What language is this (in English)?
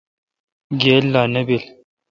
Kalkoti